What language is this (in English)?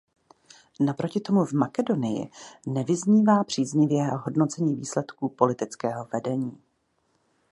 Czech